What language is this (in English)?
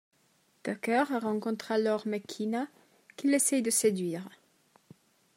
French